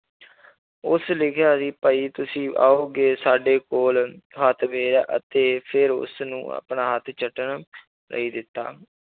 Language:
Punjabi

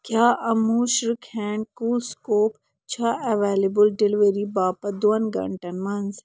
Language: Kashmiri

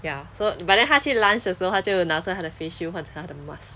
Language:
English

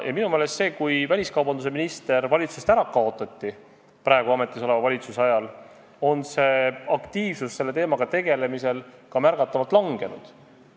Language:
Estonian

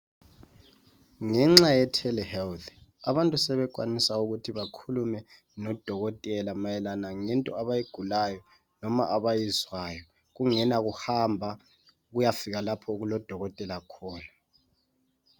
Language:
North Ndebele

